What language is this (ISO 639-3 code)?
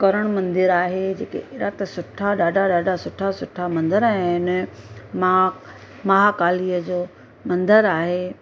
snd